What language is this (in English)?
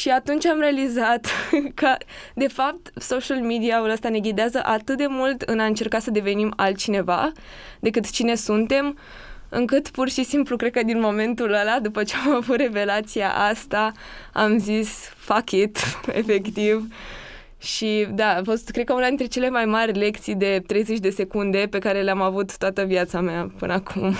Romanian